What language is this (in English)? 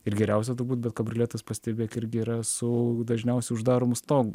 Lithuanian